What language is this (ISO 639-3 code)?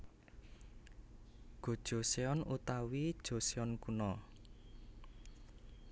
jav